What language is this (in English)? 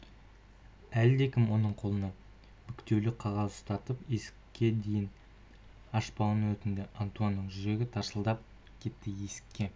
Kazakh